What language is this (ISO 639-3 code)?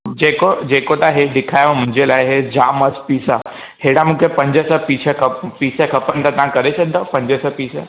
snd